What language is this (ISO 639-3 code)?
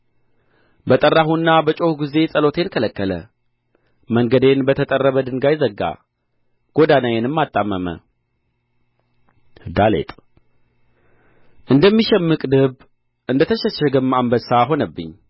amh